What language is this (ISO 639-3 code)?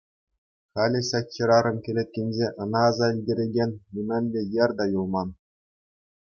chv